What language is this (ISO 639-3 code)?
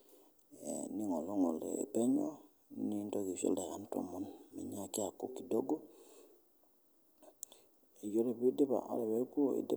mas